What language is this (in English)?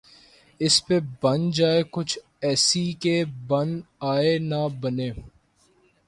Urdu